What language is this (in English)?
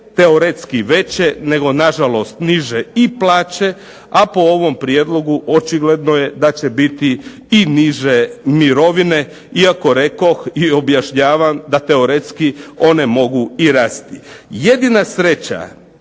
Croatian